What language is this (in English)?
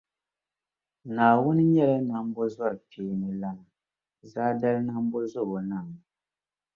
Dagbani